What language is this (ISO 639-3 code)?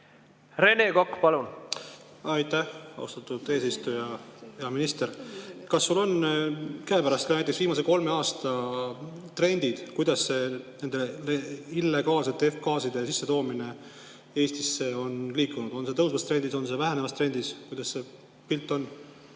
est